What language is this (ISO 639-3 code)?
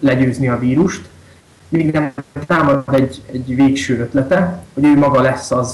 hun